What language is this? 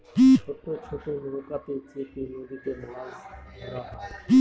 Bangla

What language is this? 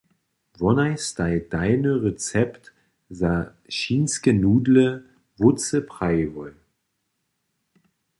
Upper Sorbian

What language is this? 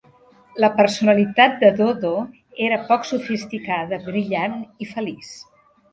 Catalan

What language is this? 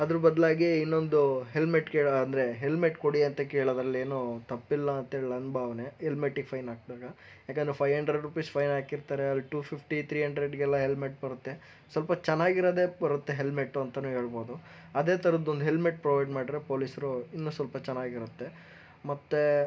Kannada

